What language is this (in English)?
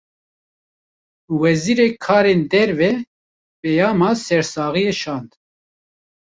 Kurdish